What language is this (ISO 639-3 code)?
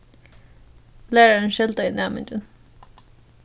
fao